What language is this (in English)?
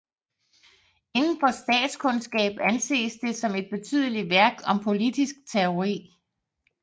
Danish